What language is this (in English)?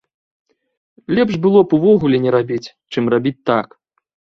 Belarusian